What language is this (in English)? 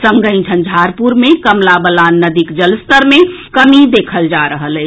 Maithili